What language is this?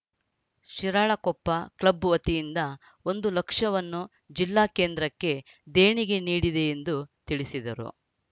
Kannada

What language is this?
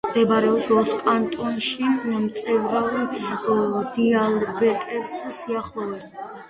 Georgian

